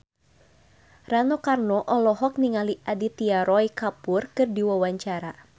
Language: Sundanese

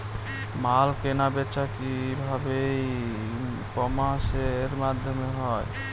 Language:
Bangla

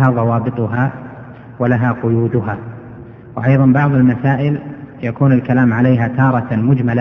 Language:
Arabic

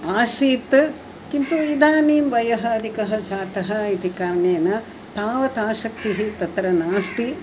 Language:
Sanskrit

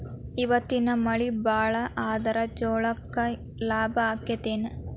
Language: Kannada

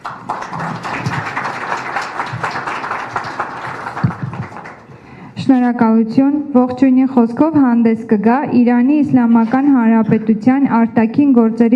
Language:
Persian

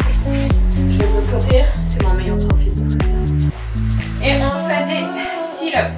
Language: French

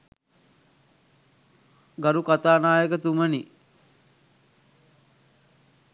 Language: Sinhala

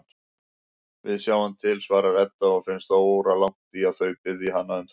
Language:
Icelandic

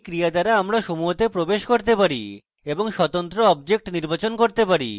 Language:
Bangla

